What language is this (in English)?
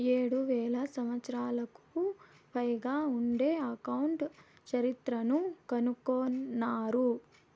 Telugu